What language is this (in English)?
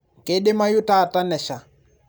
Masai